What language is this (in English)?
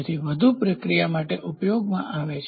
Gujarati